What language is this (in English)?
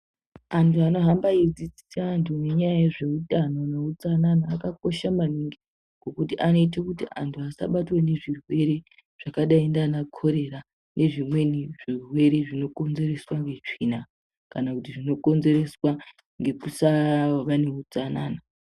Ndau